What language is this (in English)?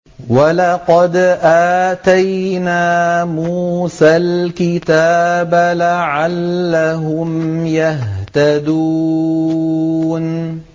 Arabic